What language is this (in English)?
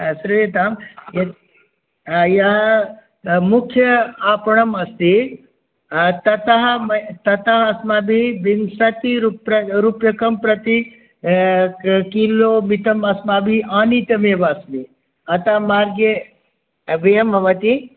Sanskrit